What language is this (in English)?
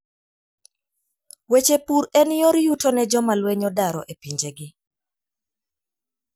Luo (Kenya and Tanzania)